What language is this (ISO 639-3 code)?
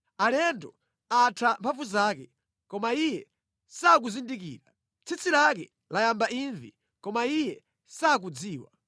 nya